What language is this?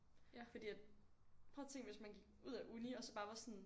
Danish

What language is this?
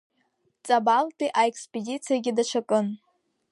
Abkhazian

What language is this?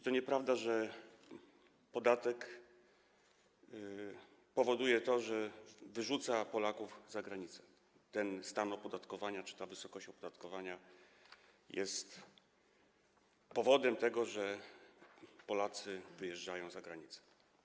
Polish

